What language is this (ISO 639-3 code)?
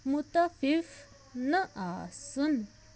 kas